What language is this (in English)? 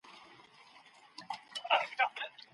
Pashto